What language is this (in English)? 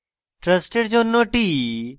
Bangla